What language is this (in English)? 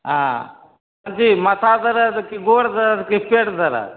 Maithili